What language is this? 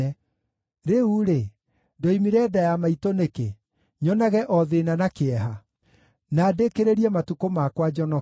Kikuyu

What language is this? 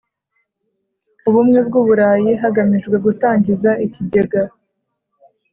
Kinyarwanda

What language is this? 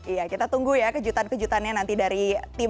Indonesian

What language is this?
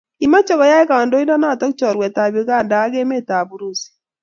Kalenjin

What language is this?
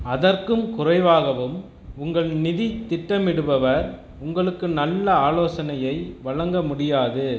Tamil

